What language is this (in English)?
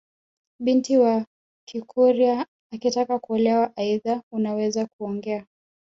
Swahili